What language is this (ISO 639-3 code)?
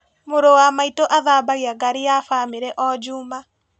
kik